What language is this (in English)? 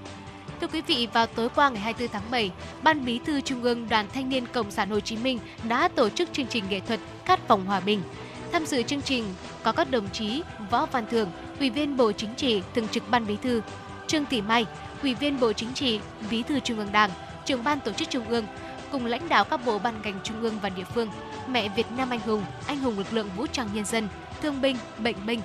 Vietnamese